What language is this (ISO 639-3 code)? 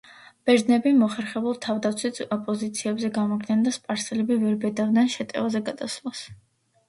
kat